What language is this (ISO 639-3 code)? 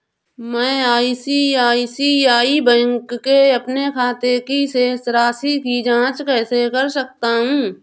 hin